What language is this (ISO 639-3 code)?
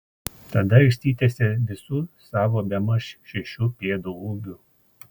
lit